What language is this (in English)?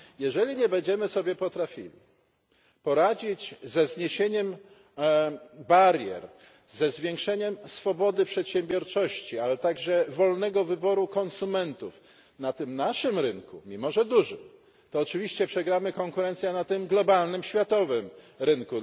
Polish